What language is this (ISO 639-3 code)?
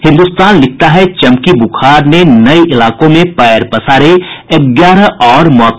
hin